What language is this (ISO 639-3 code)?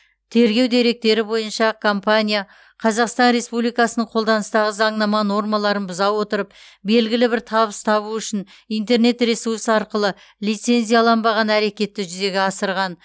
kaz